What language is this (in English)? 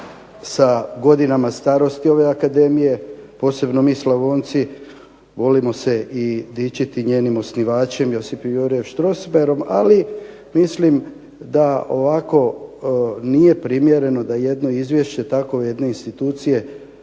Croatian